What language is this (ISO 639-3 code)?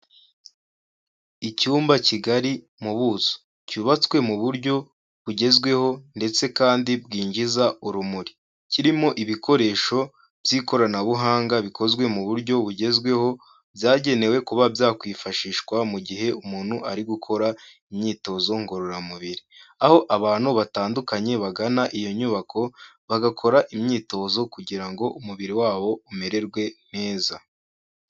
kin